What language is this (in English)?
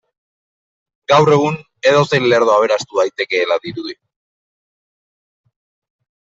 Basque